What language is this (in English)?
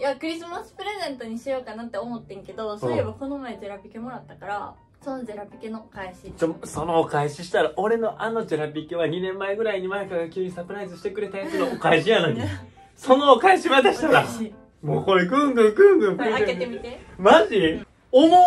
Japanese